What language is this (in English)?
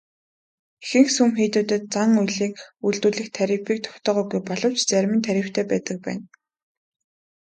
Mongolian